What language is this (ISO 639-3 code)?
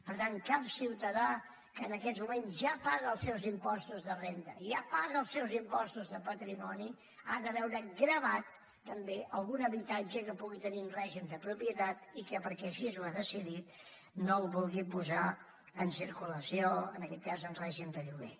cat